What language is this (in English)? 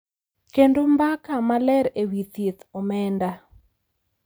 Luo (Kenya and Tanzania)